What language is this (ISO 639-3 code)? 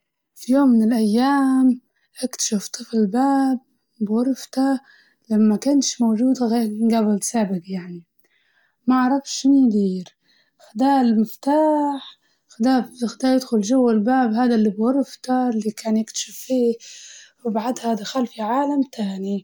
ayl